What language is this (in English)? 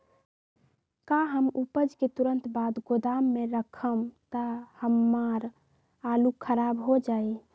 Magahi